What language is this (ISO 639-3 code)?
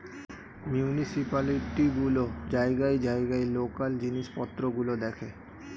ben